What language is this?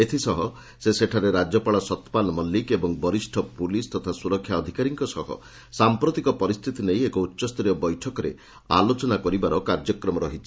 Odia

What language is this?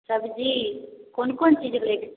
Maithili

